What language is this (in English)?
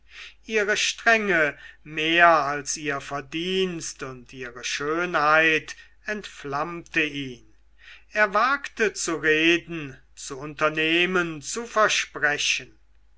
German